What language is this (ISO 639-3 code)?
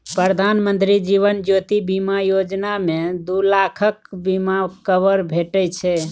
mai